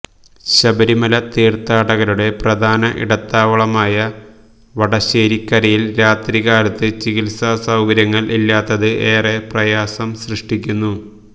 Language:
Malayalam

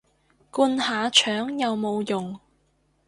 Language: Cantonese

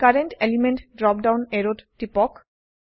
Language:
Assamese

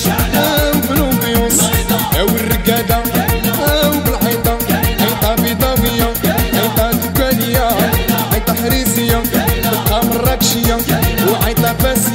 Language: Arabic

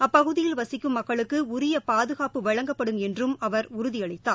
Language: Tamil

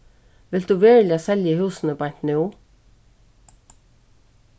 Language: Faroese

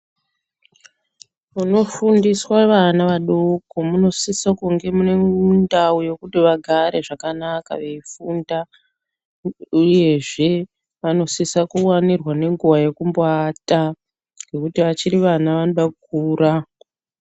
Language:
Ndau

